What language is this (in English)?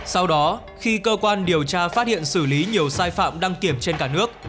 Vietnamese